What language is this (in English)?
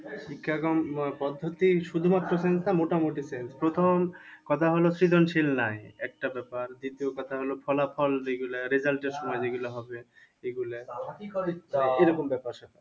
Bangla